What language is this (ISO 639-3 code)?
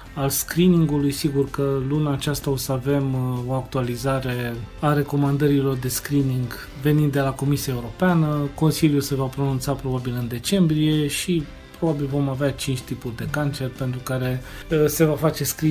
ron